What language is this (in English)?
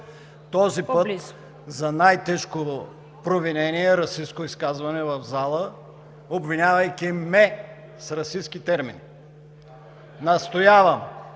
Bulgarian